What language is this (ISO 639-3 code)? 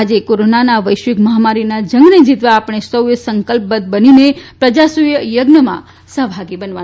guj